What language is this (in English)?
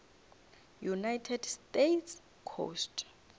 Northern Sotho